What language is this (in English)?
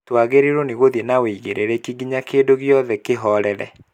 Kikuyu